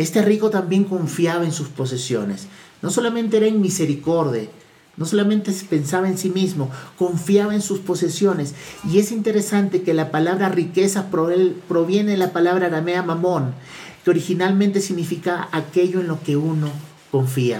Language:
Spanish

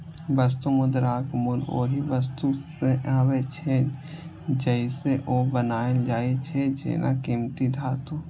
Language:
Maithili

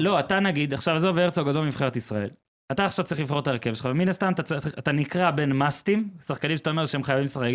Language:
Hebrew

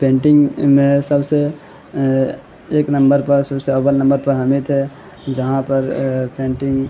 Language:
Urdu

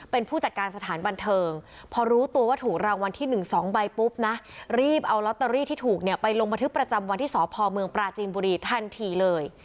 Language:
Thai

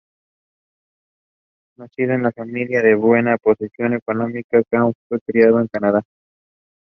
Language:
Spanish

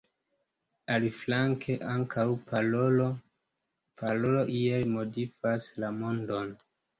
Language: Esperanto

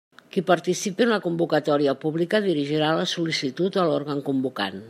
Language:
Catalan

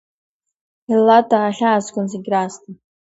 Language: Abkhazian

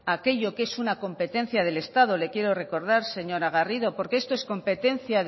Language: Spanish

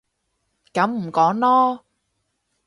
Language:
Cantonese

